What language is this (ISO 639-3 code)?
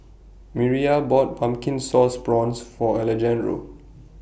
eng